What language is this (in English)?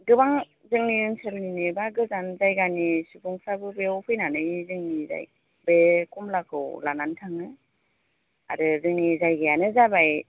Bodo